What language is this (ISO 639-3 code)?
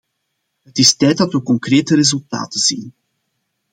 nld